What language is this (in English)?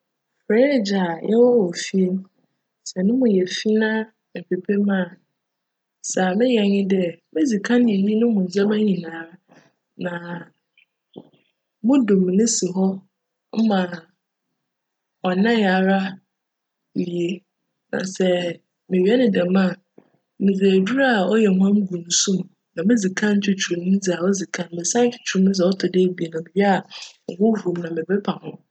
Akan